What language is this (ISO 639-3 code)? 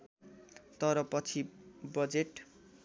nep